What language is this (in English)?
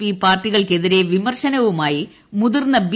Malayalam